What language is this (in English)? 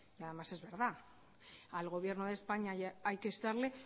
Spanish